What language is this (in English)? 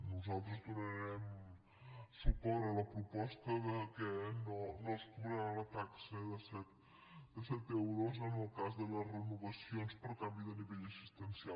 Catalan